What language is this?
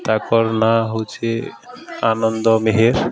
Odia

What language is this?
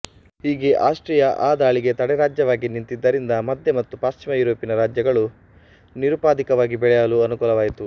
Kannada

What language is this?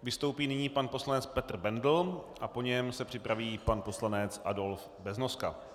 Czech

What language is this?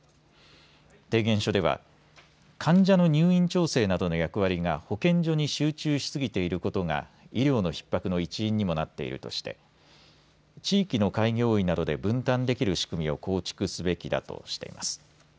Japanese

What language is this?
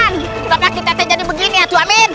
Indonesian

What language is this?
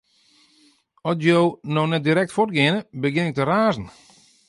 Western Frisian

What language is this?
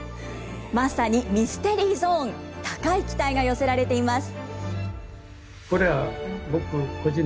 Japanese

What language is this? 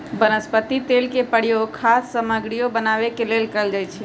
Magahi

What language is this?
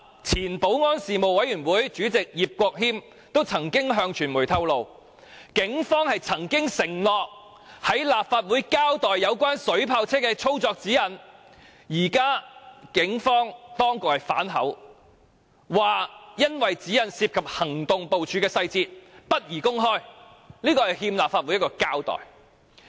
Cantonese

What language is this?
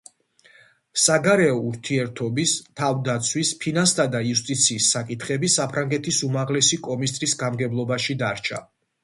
Georgian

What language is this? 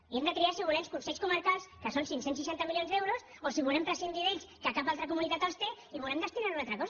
Catalan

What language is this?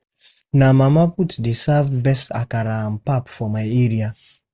Nigerian Pidgin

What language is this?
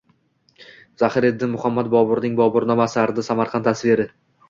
Uzbek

